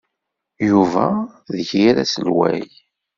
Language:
Kabyle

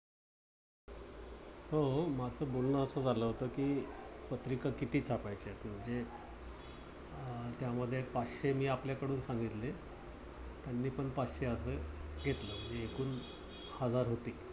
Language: Marathi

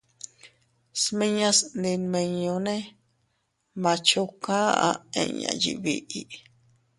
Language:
Teutila Cuicatec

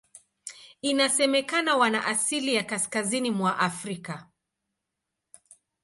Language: Swahili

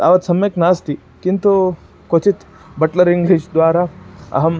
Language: Sanskrit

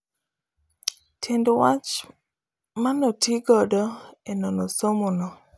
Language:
Luo (Kenya and Tanzania)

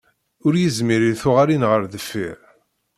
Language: Kabyle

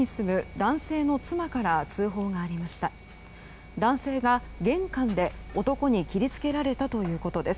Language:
Japanese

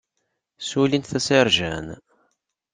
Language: Kabyle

